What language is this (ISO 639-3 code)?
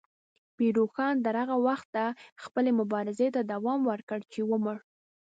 pus